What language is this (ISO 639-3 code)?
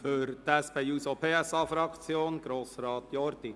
gsw